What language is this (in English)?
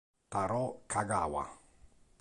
Italian